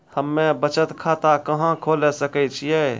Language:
Maithili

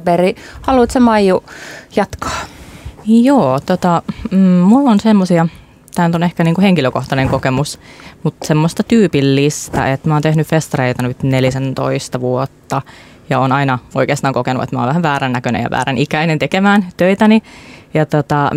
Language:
Finnish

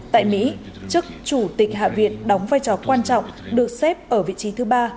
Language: Vietnamese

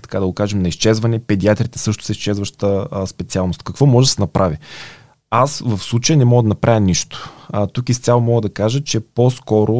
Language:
Bulgarian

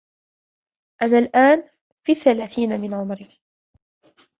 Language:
Arabic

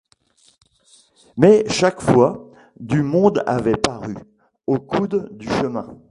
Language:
French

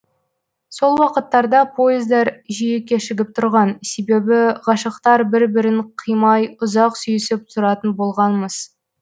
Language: Kazakh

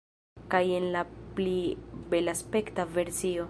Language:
Esperanto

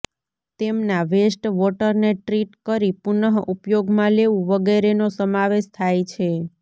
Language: Gujarati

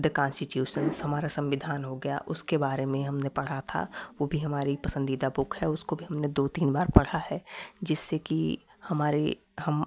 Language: Hindi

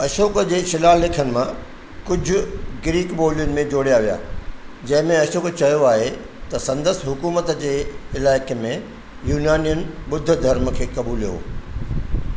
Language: Sindhi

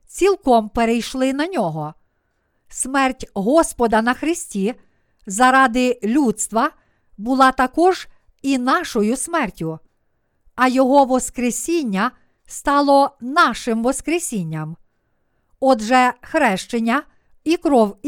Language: Ukrainian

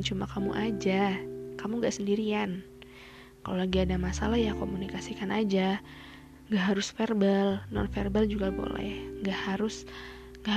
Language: Indonesian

